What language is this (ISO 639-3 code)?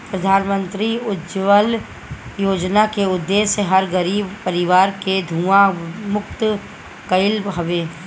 bho